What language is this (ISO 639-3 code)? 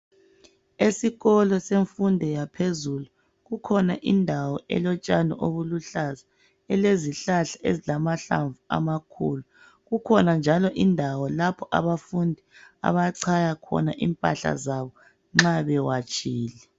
nde